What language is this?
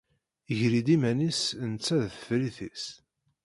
Kabyle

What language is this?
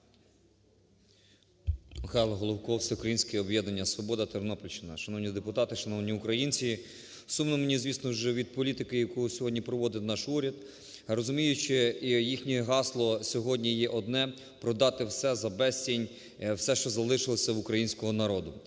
Ukrainian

